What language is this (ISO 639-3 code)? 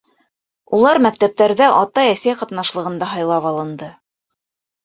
bak